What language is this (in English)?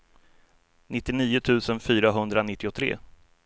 Swedish